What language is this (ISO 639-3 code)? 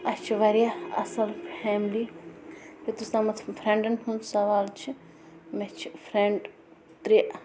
kas